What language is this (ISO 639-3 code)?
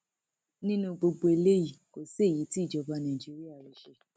yor